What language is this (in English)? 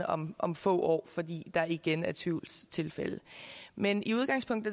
Danish